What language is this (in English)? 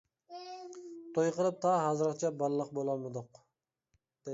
Uyghur